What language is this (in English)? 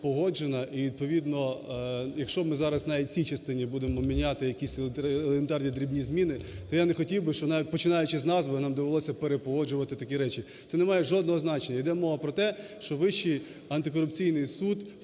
Ukrainian